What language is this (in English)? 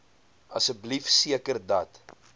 Afrikaans